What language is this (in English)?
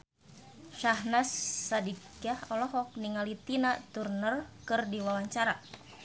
Sundanese